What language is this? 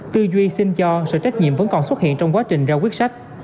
Vietnamese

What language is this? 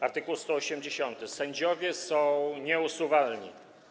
Polish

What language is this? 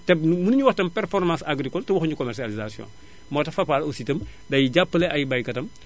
Wolof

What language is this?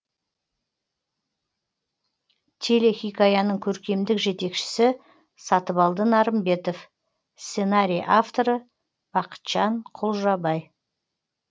Kazakh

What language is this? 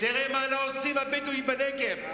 Hebrew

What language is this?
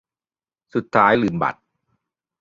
Thai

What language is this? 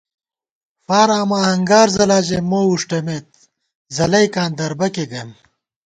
Gawar-Bati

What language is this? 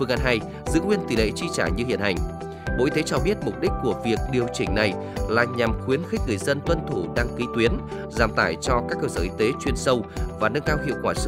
Vietnamese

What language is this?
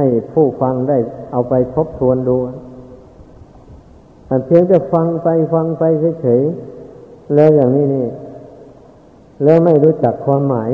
Thai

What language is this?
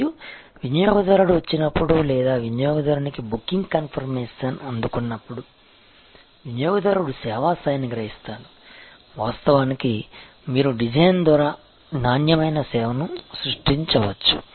Telugu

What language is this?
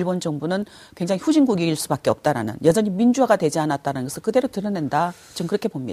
Korean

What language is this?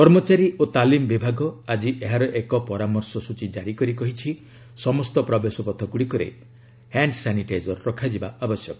Odia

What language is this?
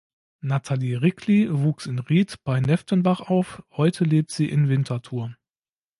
German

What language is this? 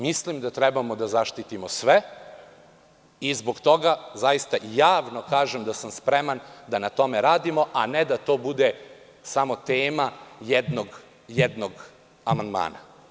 Serbian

